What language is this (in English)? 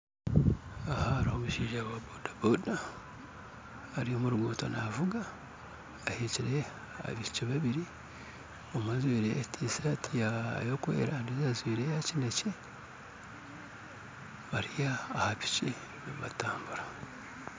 Nyankole